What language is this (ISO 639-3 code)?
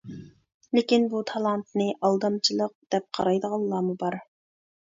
uig